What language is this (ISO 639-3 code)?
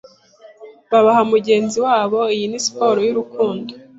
kin